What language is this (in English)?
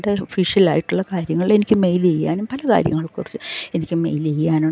Malayalam